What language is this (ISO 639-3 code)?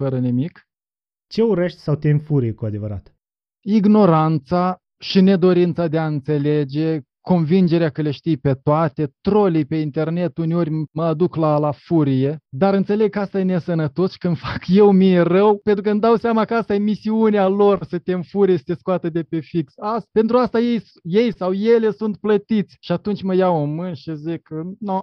ron